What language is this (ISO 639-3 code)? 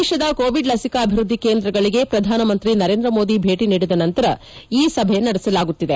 kan